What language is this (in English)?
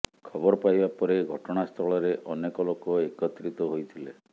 Odia